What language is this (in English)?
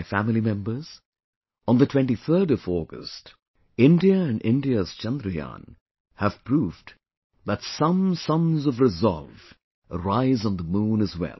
English